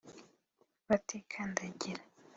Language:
Kinyarwanda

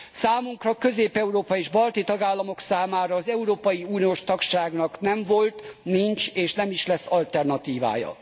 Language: Hungarian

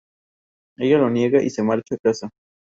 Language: Spanish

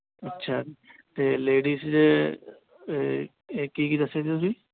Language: Punjabi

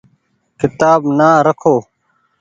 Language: Goaria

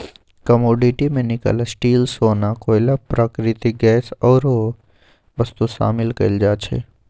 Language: Magahi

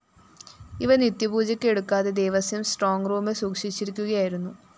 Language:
Malayalam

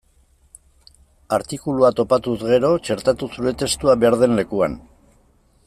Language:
Basque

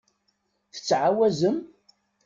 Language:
Kabyle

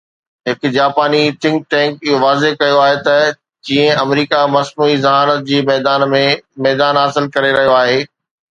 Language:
Sindhi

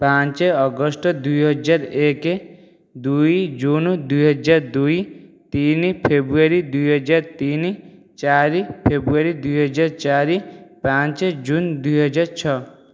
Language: Odia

